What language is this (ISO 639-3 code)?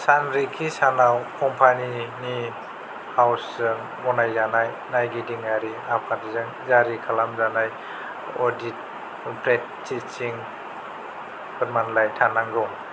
brx